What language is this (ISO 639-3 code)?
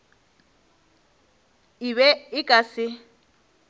nso